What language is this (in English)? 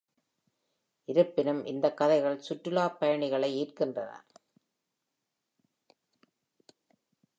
Tamil